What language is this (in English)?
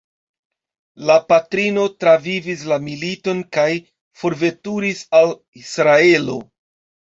Esperanto